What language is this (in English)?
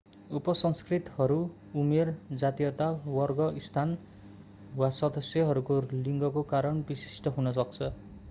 Nepali